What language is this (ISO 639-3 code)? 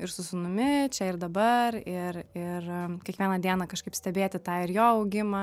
lit